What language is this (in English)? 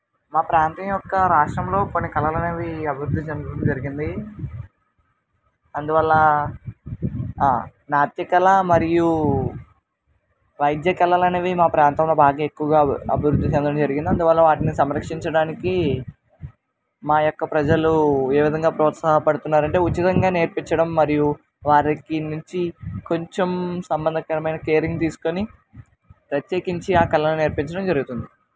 Telugu